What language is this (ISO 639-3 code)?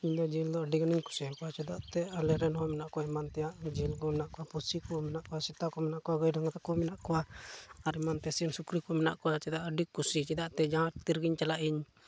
sat